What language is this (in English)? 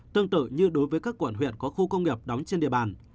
Vietnamese